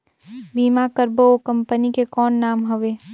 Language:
Chhattisgarhi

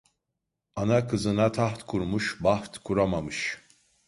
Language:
Turkish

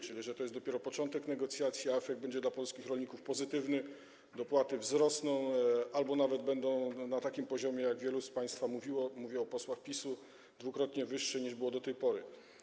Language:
Polish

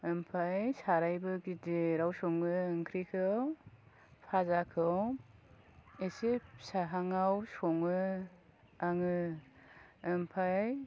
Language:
Bodo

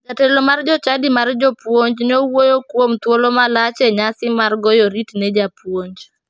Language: Luo (Kenya and Tanzania)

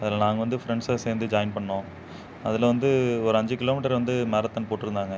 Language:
Tamil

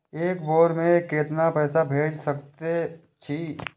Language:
Maithili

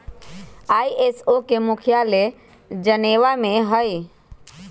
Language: Magahi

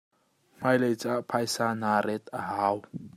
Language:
Hakha Chin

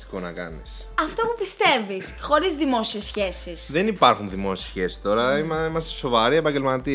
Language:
Greek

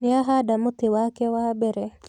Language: Kikuyu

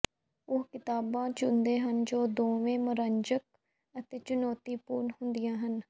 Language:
Punjabi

